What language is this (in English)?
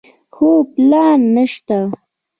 Pashto